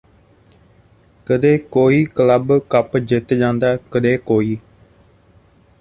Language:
Punjabi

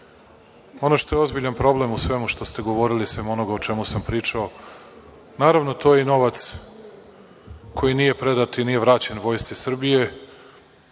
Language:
Serbian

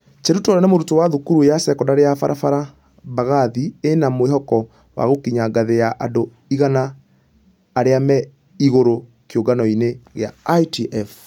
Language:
Kikuyu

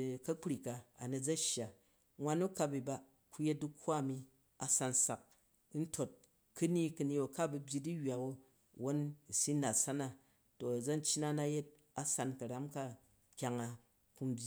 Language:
Jju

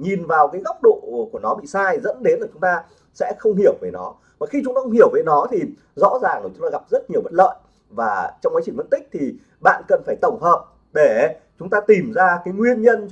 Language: Vietnamese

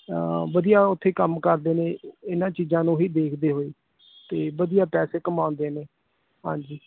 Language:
Punjabi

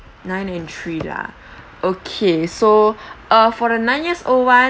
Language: English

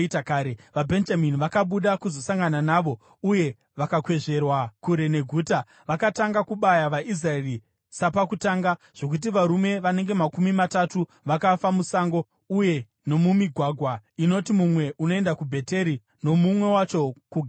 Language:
Shona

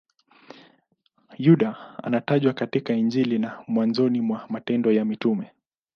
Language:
Swahili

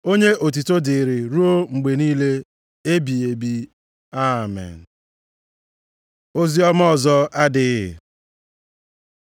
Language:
Igbo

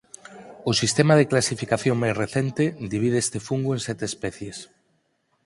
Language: Galician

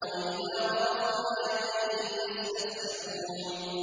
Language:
Arabic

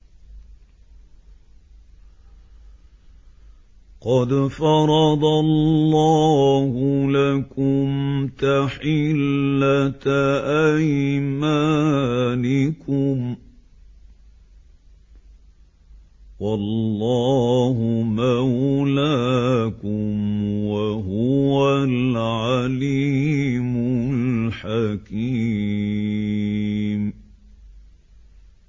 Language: Arabic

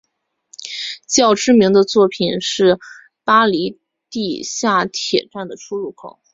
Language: Chinese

